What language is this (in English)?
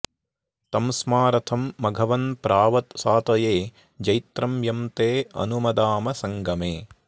Sanskrit